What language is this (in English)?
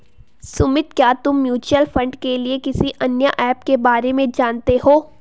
Hindi